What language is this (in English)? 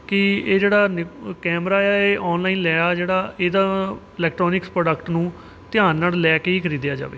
Punjabi